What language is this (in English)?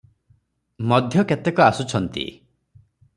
Odia